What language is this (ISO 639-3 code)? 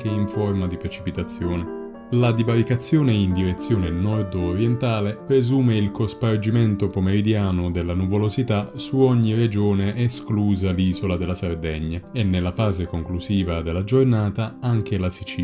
ita